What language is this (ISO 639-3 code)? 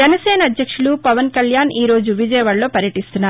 tel